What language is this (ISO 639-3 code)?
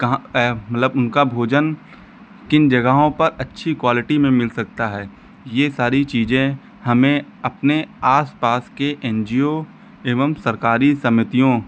hin